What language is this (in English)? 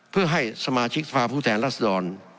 Thai